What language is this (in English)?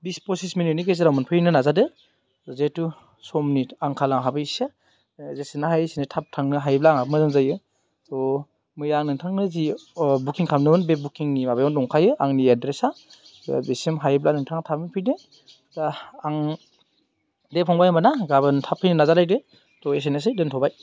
Bodo